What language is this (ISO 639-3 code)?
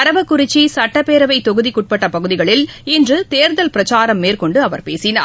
tam